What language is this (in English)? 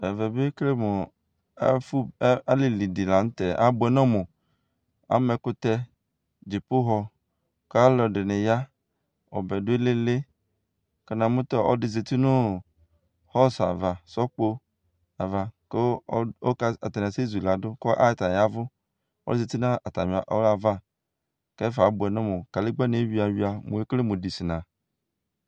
Ikposo